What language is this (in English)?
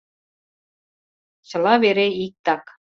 Mari